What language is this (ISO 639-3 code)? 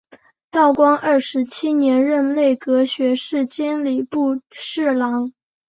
zho